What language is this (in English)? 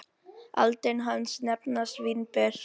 Icelandic